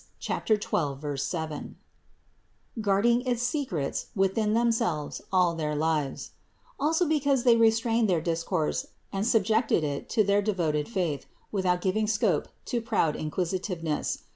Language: English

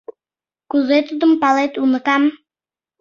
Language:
Mari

